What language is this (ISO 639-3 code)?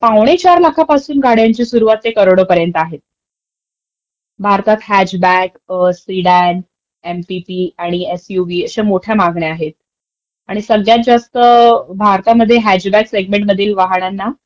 mar